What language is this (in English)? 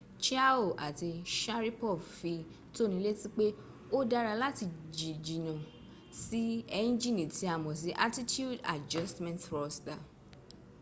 Yoruba